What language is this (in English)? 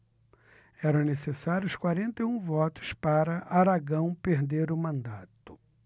Portuguese